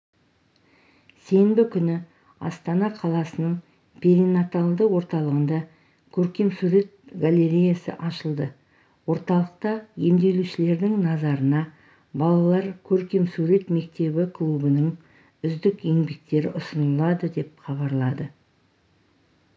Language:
Kazakh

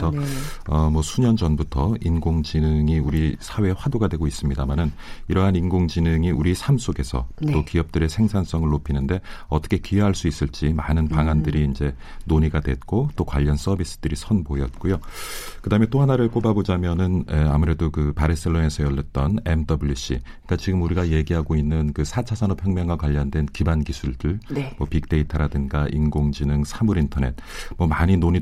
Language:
Korean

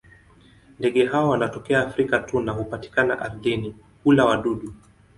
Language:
Swahili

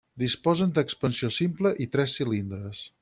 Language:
Catalan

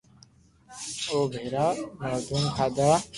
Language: Loarki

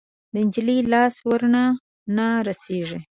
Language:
Pashto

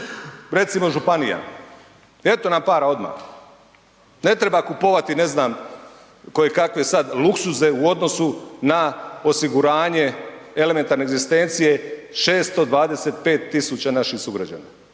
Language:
Croatian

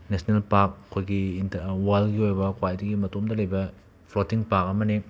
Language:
Manipuri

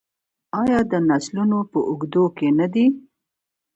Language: Pashto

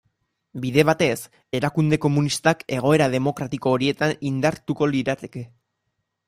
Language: Basque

